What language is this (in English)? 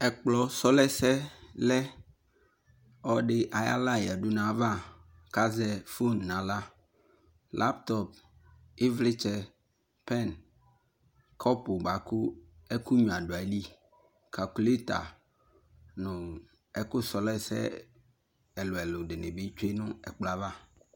Ikposo